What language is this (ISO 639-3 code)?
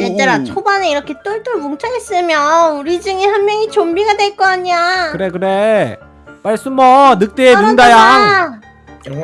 kor